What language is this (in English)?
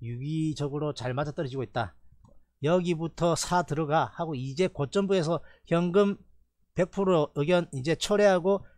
Korean